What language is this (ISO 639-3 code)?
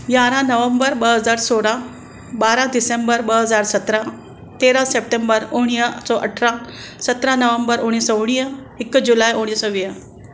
snd